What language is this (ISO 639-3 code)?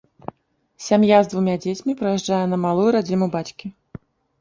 bel